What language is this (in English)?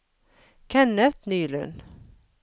Norwegian